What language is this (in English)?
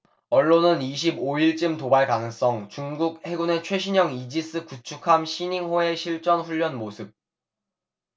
Korean